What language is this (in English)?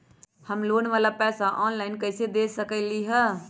Magahi